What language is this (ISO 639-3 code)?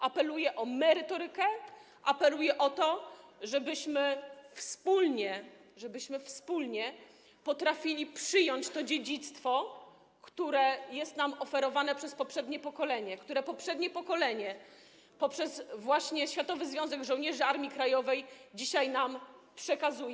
pol